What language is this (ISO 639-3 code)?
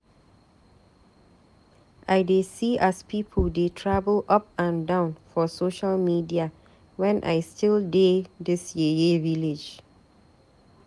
pcm